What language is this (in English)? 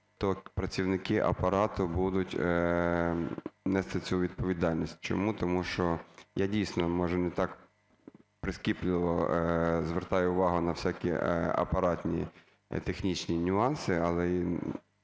Ukrainian